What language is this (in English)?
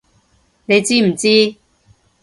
Cantonese